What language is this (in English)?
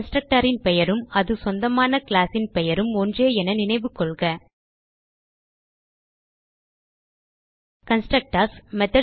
Tamil